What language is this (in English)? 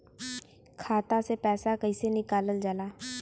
Bhojpuri